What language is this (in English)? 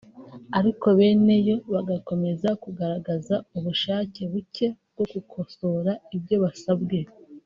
Kinyarwanda